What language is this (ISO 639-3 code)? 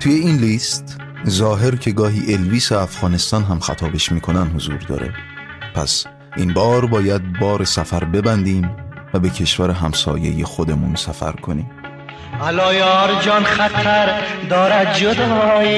fas